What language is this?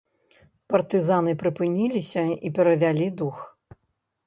Belarusian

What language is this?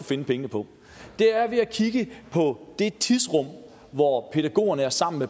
Danish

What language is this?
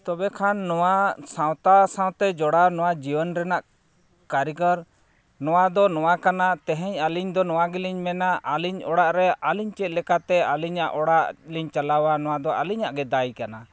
Santali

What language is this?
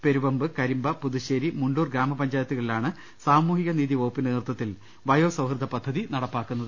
Malayalam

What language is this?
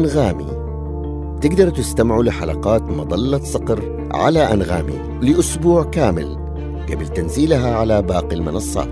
Arabic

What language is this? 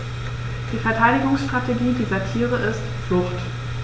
German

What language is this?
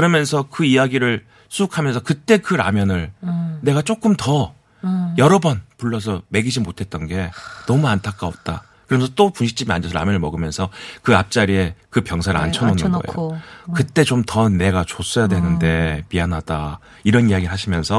Korean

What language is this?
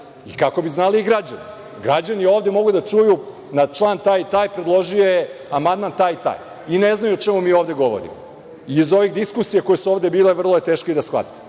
Serbian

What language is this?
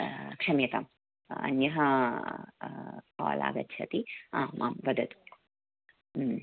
Sanskrit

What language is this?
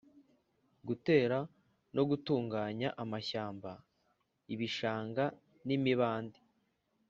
Kinyarwanda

